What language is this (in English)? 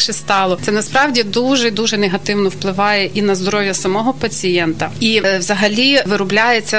Ukrainian